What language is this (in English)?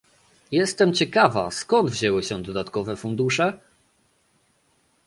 Polish